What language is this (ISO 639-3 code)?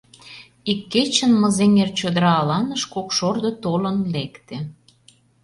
chm